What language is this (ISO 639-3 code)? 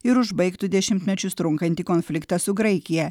lit